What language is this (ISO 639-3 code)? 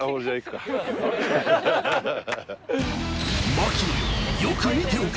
jpn